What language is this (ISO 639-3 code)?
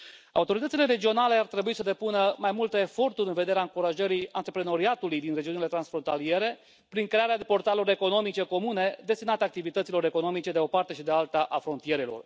ron